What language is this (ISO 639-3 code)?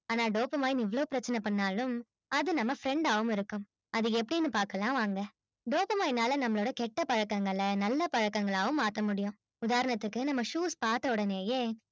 tam